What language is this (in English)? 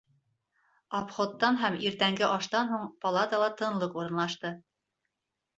Bashkir